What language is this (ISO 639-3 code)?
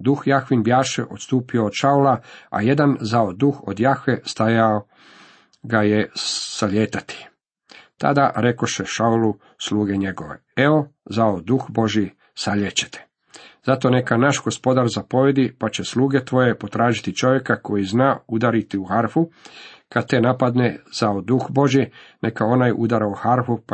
hrv